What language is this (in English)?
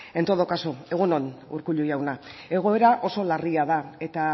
Basque